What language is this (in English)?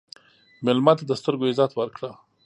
Pashto